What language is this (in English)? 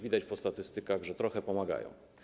Polish